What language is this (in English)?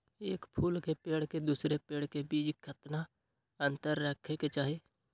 Magahi